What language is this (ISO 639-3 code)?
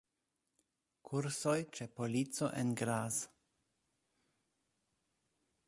epo